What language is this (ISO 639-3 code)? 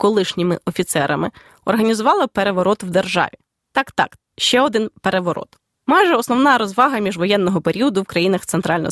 ukr